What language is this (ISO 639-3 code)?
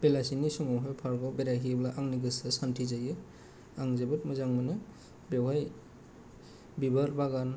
brx